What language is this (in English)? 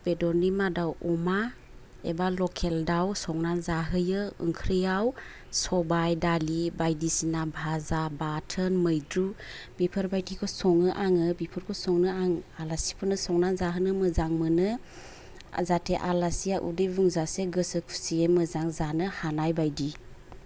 Bodo